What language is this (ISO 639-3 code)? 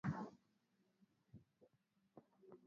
swa